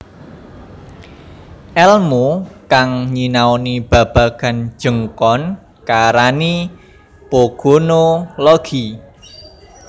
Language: Javanese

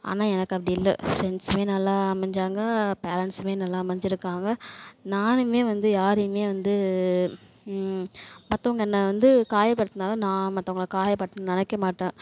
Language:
Tamil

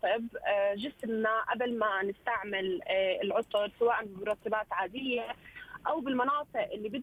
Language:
Arabic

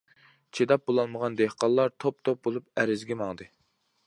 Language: Uyghur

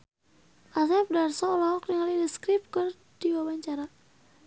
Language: Sundanese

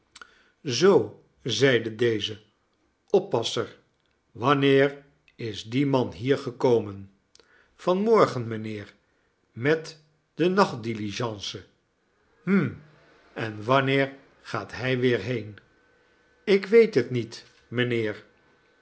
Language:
Dutch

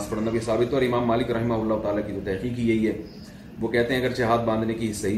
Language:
Urdu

